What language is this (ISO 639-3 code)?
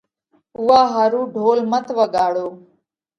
kvx